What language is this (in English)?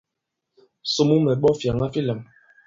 Bankon